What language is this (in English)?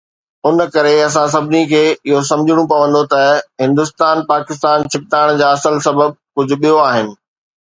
Sindhi